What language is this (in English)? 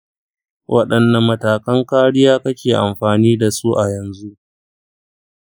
Hausa